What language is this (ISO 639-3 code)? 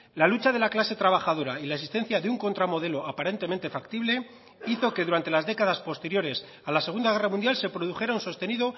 spa